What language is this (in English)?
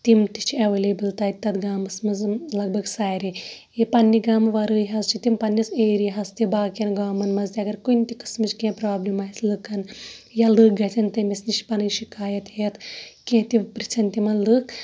Kashmiri